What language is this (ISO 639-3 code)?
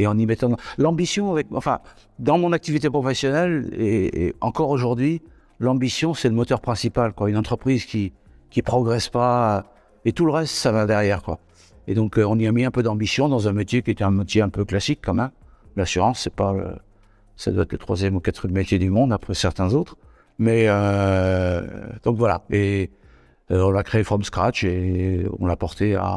fra